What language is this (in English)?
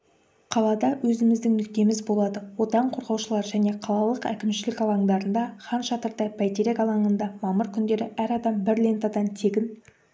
Kazakh